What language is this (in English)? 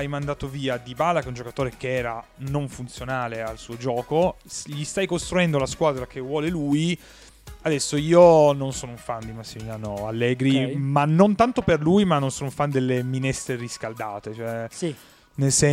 Italian